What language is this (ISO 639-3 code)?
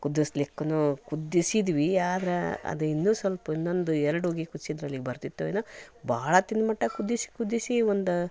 kan